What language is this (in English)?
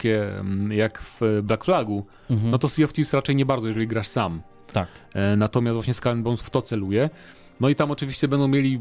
Polish